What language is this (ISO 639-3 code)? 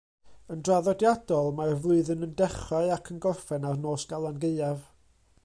cym